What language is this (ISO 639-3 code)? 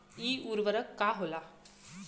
bho